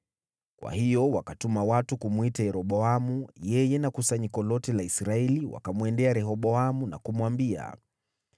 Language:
Swahili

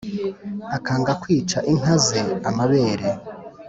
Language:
Kinyarwanda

